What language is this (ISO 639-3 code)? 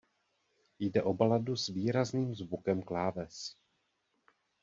ces